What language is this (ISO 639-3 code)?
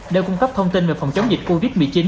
vie